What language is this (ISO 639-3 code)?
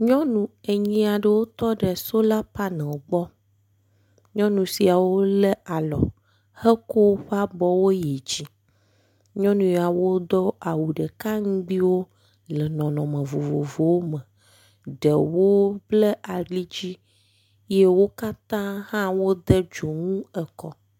ewe